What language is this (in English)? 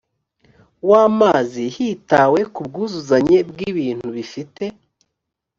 Kinyarwanda